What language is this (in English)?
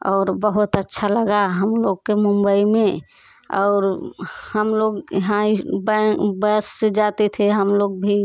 Hindi